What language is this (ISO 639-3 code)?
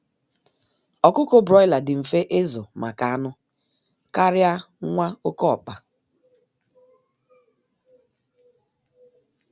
ibo